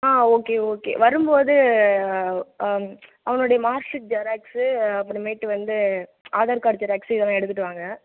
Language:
Tamil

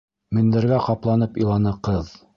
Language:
Bashkir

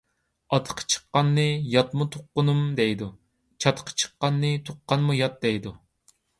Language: Uyghur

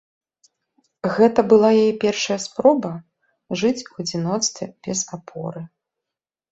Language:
Belarusian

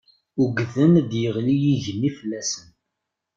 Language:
Kabyle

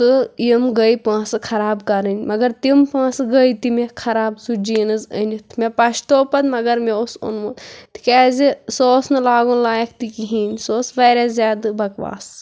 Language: Kashmiri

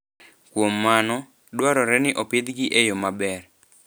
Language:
Luo (Kenya and Tanzania)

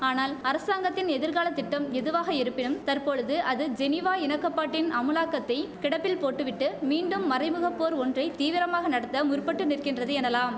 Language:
Tamil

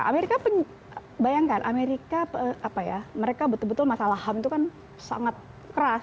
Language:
Indonesian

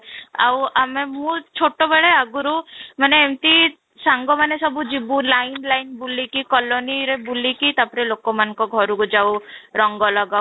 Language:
Odia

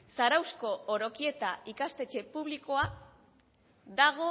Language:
Basque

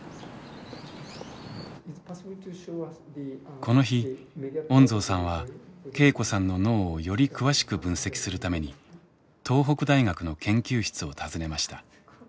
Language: Japanese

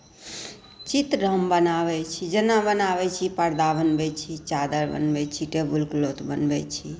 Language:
Maithili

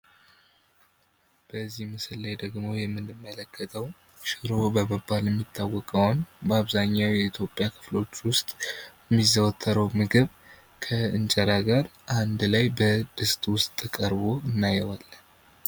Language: Amharic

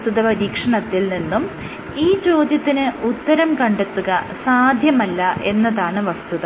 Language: Malayalam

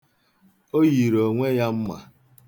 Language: Igbo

